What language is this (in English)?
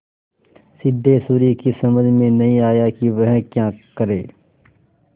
Hindi